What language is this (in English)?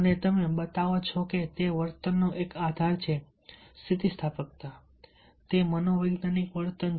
Gujarati